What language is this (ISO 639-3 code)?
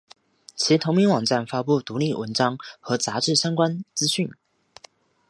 zho